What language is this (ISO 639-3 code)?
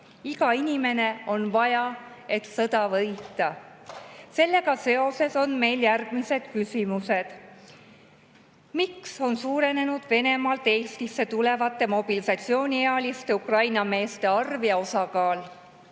est